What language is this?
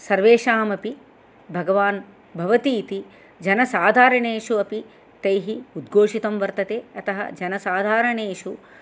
Sanskrit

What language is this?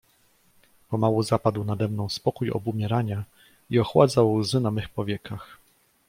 Polish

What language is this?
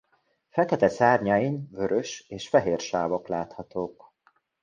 Hungarian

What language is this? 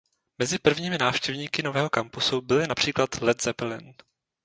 Czech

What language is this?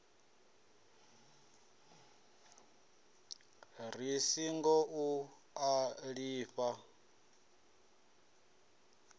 Venda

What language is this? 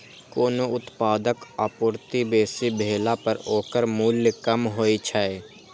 Maithili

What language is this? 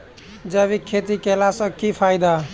Maithili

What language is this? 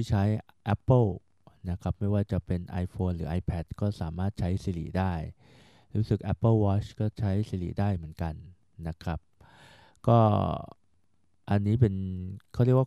Thai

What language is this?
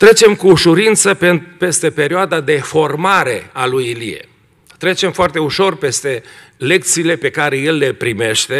Romanian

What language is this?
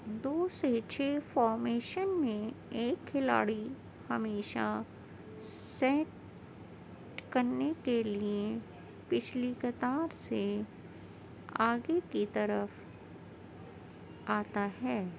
Urdu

